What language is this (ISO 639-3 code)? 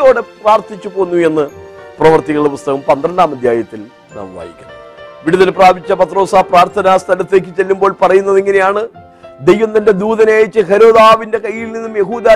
mal